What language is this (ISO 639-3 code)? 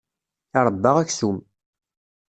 kab